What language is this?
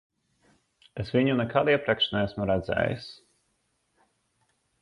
Latvian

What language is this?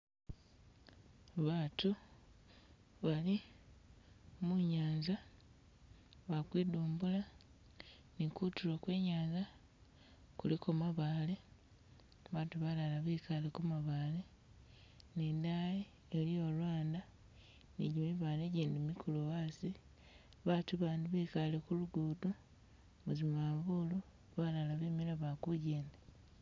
Masaaba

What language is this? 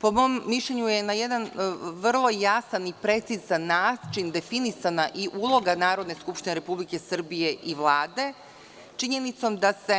Serbian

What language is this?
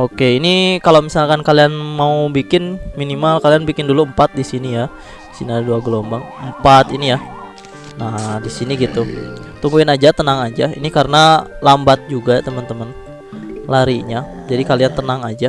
Indonesian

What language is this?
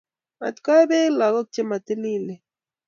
Kalenjin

